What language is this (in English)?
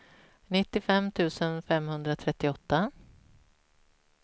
Swedish